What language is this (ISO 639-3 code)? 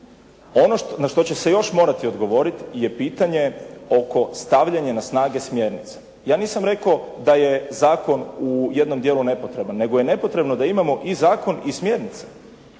hrv